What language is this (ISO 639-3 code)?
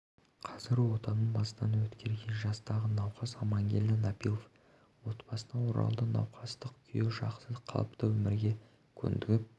kaz